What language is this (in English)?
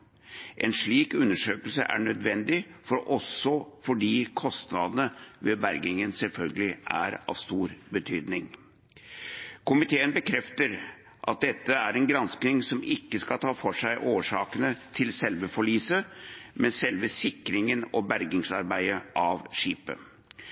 Norwegian Bokmål